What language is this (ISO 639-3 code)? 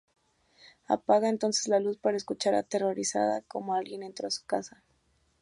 spa